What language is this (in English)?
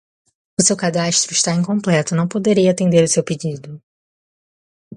Portuguese